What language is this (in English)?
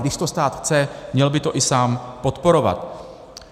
Czech